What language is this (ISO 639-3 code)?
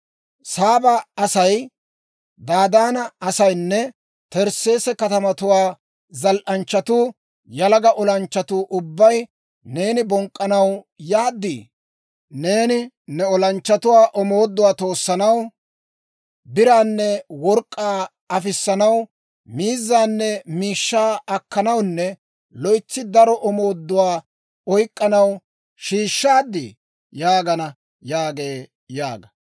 dwr